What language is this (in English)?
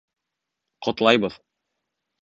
Bashkir